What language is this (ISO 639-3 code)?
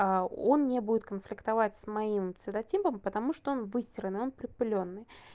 rus